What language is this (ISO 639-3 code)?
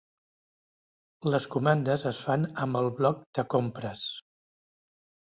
cat